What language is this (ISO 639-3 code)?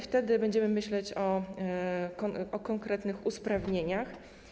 pol